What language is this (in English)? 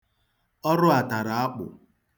Igbo